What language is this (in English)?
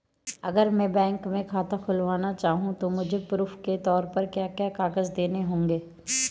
Hindi